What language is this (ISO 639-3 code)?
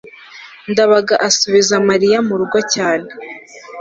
kin